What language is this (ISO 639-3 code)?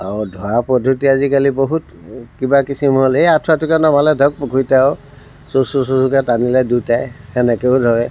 asm